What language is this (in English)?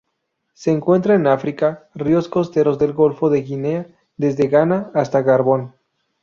Spanish